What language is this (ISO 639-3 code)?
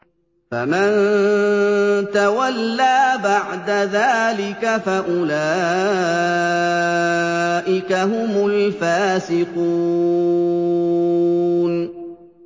ara